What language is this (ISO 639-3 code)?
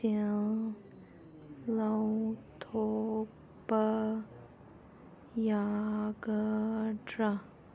mni